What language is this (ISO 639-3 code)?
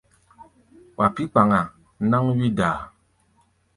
gba